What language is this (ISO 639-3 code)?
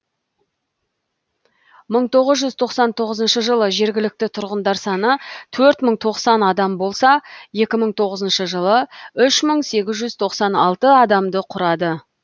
kaz